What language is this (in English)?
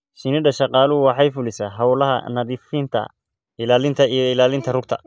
Somali